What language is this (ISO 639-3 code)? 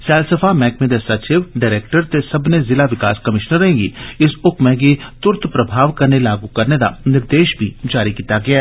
doi